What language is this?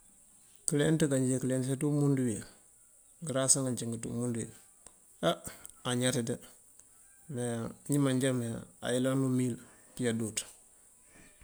Mandjak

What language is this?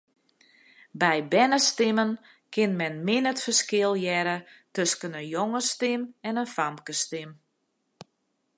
Western Frisian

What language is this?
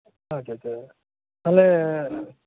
Santali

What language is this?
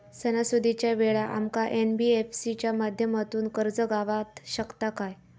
Marathi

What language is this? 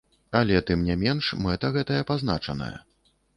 Belarusian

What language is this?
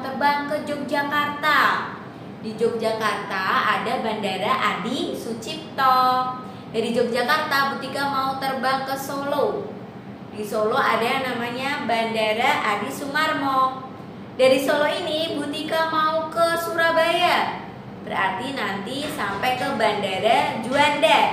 Indonesian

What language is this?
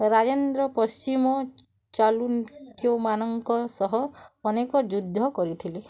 Odia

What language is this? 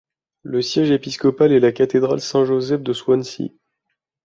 French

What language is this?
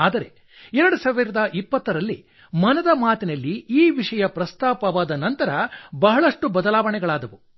Kannada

